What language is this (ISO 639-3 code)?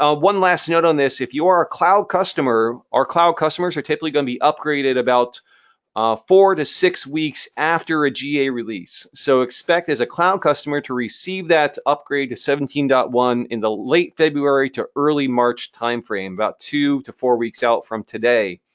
eng